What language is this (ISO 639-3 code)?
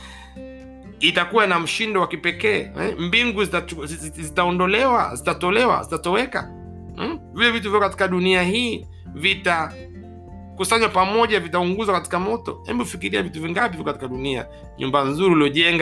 swa